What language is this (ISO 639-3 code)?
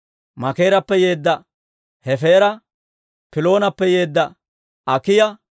dwr